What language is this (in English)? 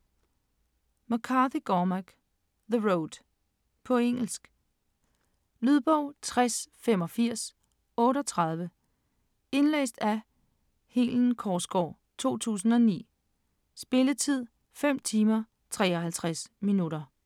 Danish